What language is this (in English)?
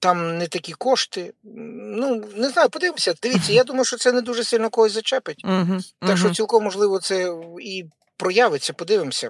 Ukrainian